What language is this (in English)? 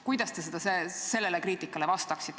Estonian